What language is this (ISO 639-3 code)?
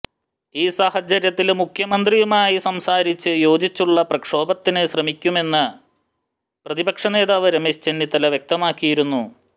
mal